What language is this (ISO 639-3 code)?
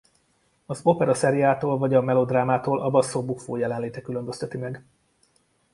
hun